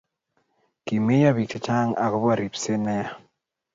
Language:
Kalenjin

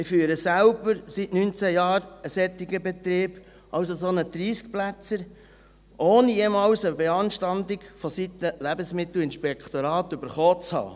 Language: Swiss German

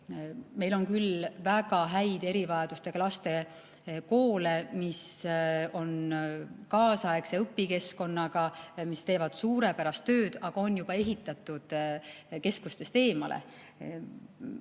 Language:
Estonian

